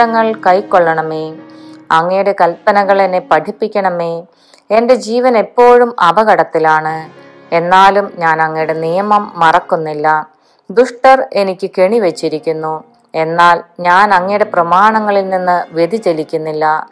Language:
Malayalam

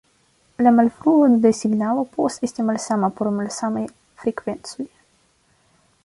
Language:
Esperanto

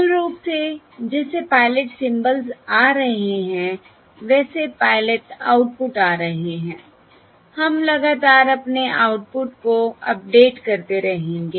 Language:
Hindi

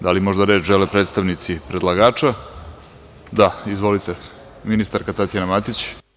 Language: Serbian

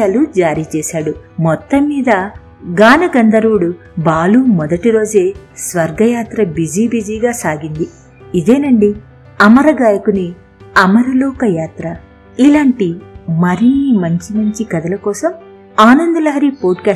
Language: Telugu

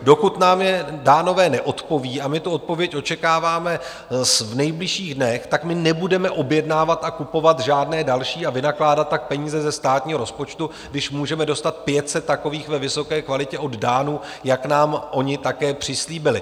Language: Czech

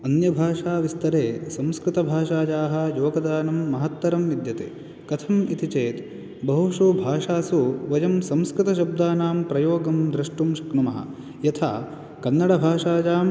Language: Sanskrit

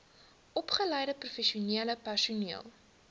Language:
Afrikaans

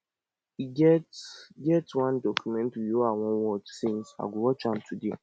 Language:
Nigerian Pidgin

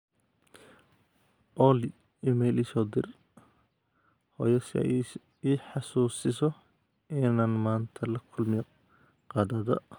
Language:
Somali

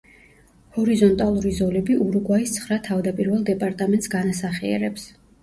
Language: Georgian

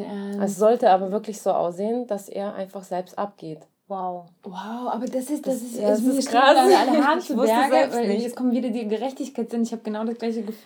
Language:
German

